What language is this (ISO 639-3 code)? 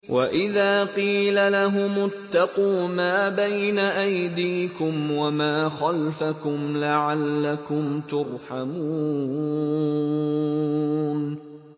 ara